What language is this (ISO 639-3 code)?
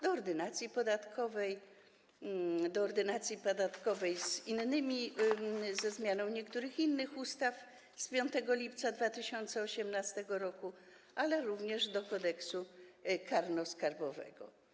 pol